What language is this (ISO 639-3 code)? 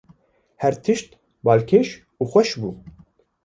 kur